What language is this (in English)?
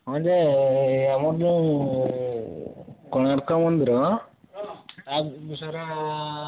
Odia